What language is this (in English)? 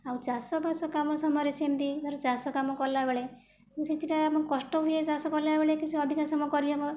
Odia